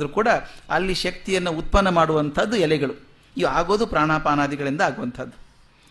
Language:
Kannada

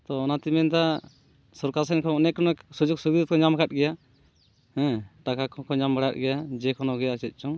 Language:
Santali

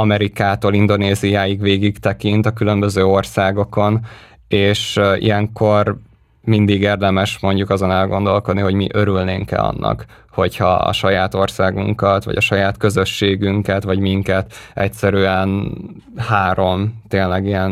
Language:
Hungarian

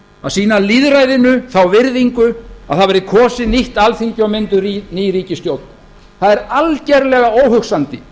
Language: Icelandic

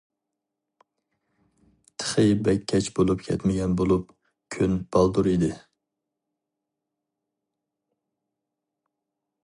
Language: Uyghur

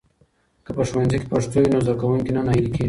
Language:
Pashto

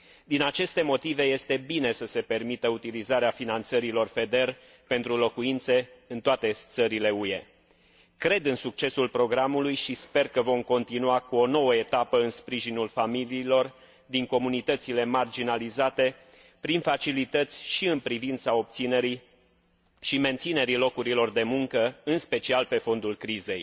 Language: Romanian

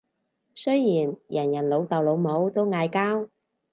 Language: Cantonese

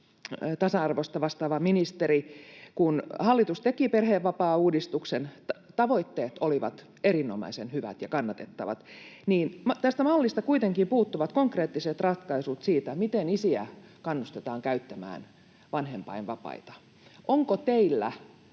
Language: Finnish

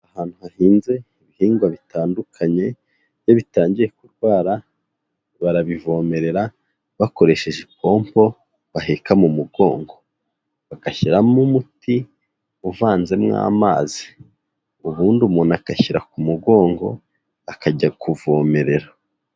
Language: Kinyarwanda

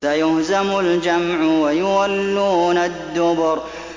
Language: Arabic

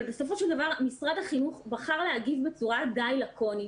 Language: Hebrew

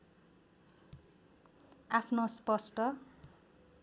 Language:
Nepali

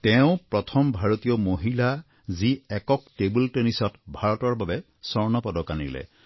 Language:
Assamese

